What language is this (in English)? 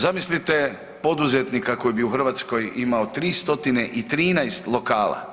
Croatian